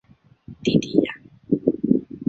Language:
Chinese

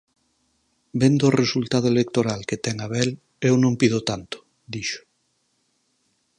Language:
Galician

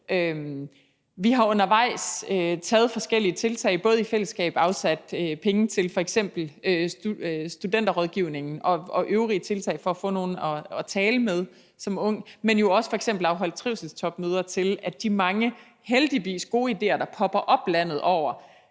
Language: Danish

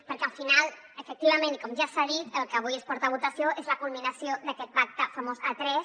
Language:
Catalan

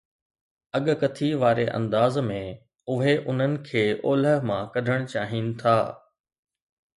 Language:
Sindhi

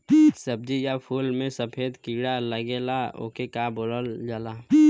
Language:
Bhojpuri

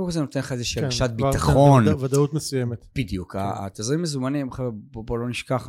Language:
Hebrew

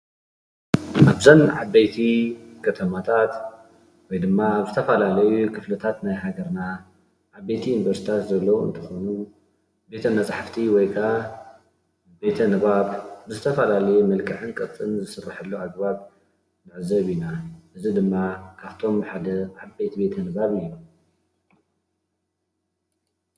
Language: Tigrinya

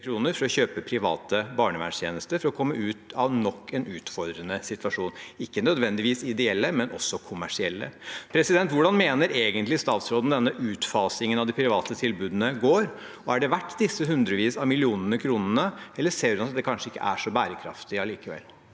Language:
Norwegian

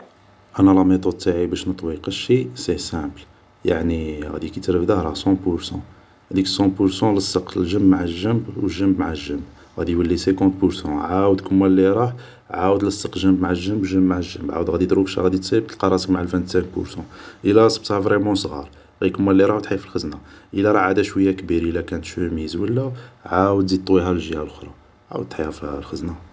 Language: Algerian Arabic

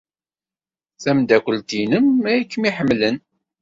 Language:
Kabyle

